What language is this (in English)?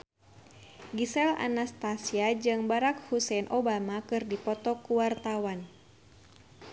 Sundanese